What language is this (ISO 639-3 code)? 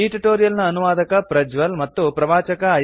kan